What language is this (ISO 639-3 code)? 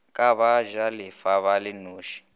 nso